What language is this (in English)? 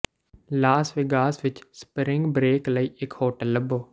Punjabi